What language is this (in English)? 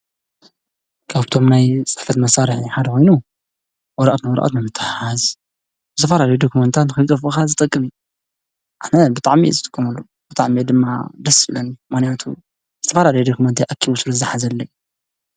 Tigrinya